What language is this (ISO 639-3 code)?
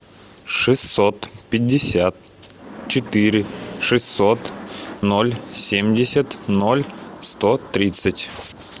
rus